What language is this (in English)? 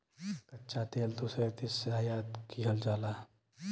Bhojpuri